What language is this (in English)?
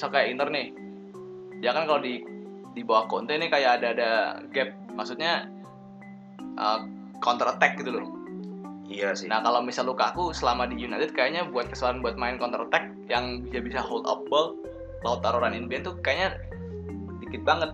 Indonesian